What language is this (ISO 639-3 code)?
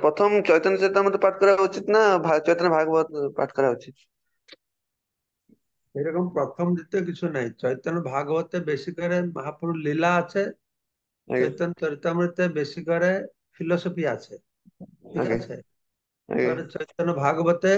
ben